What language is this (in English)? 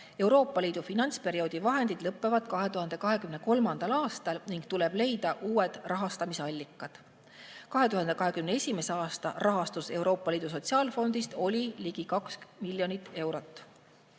Estonian